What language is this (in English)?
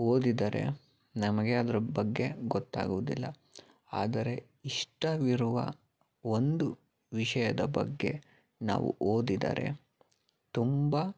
Kannada